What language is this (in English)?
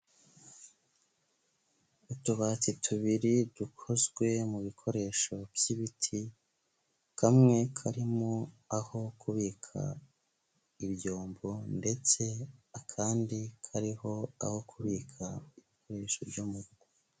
Kinyarwanda